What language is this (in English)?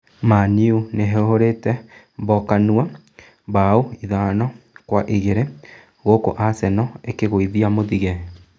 Kikuyu